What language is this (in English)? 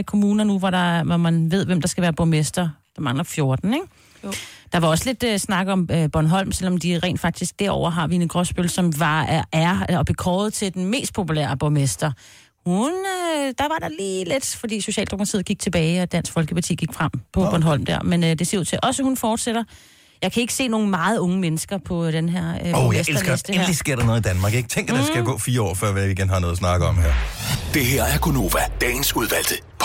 Danish